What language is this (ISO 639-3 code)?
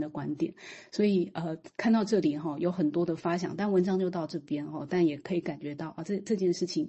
zho